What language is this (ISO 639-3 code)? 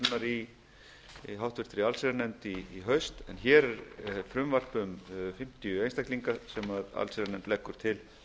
isl